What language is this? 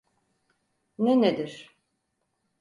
Turkish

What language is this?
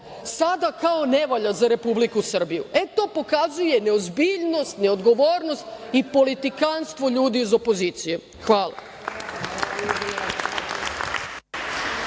Serbian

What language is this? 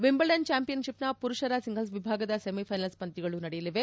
Kannada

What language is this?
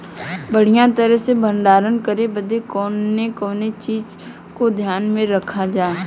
Bhojpuri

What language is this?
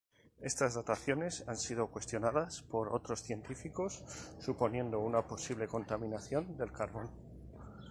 Spanish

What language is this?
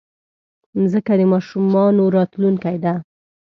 Pashto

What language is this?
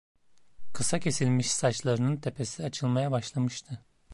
Turkish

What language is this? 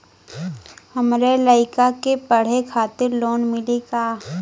Bhojpuri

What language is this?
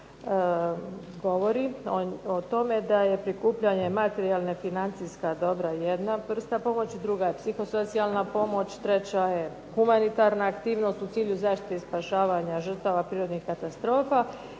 Croatian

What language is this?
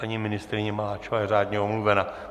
Czech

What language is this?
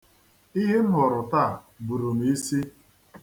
Igbo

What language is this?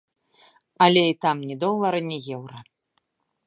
Belarusian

